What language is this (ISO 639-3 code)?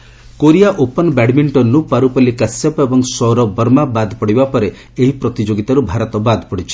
ori